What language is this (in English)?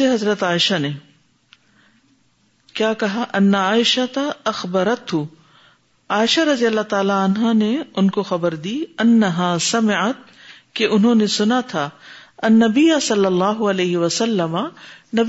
Urdu